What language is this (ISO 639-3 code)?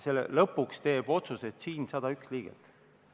est